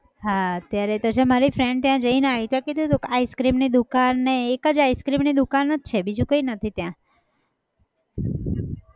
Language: Gujarati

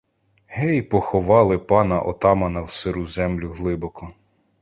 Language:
Ukrainian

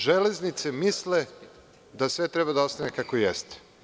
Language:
Serbian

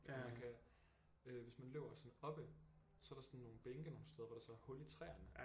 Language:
Danish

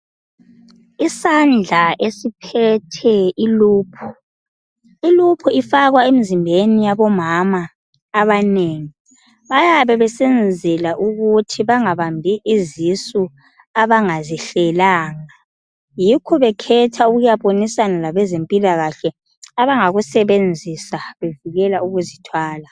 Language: North Ndebele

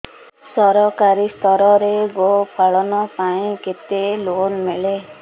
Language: Odia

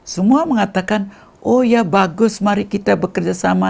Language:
Indonesian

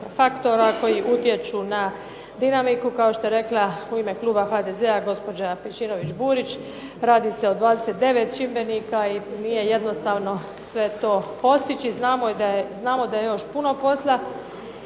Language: Croatian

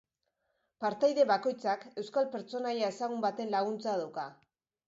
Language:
Basque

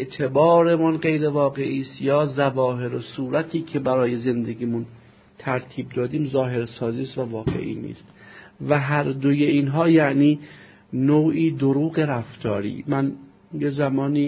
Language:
Persian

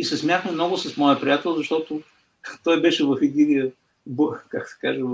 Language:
Bulgarian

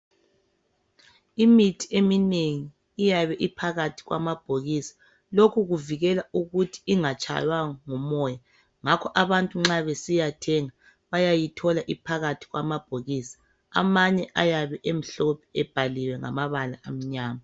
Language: North Ndebele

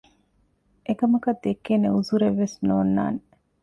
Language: Divehi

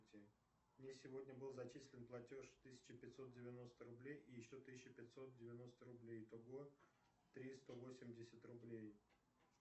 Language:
Russian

